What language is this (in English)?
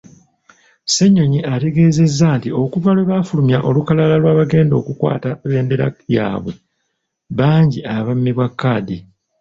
Ganda